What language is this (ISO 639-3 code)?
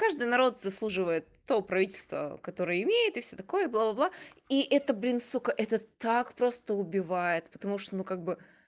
rus